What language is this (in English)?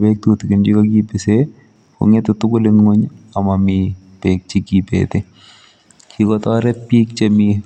Kalenjin